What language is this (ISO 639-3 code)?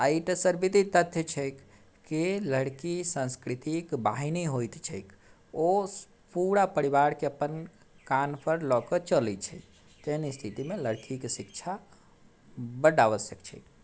mai